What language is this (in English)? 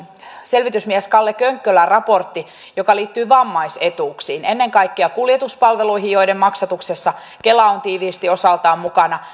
Finnish